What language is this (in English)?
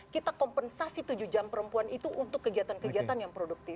Indonesian